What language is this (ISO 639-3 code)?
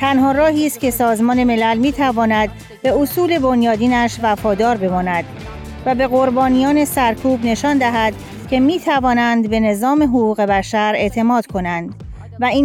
fas